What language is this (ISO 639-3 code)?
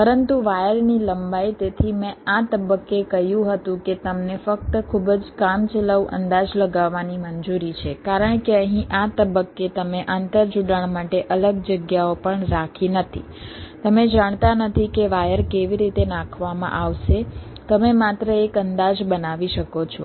guj